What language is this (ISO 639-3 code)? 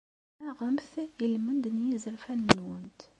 kab